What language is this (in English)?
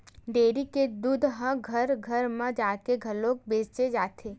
Chhattisgarhi